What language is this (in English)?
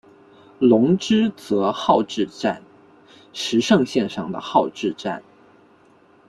Chinese